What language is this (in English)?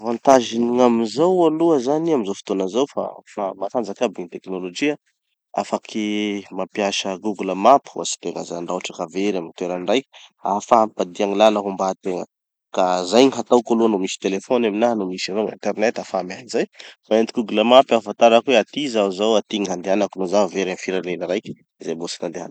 Tanosy Malagasy